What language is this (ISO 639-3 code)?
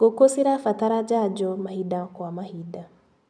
kik